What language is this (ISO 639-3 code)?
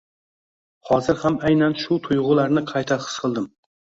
uzb